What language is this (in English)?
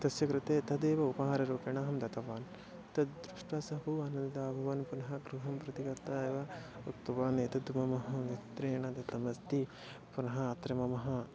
Sanskrit